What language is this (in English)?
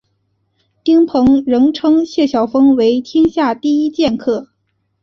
Chinese